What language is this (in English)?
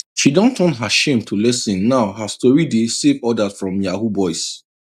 Nigerian Pidgin